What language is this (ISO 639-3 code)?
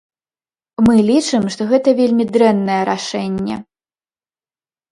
bel